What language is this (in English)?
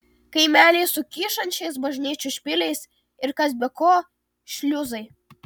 Lithuanian